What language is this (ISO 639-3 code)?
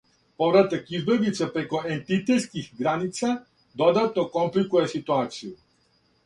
srp